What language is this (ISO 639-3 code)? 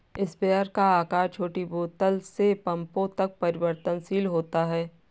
hin